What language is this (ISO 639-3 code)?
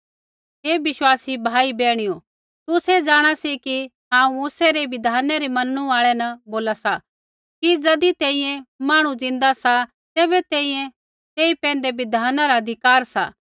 kfx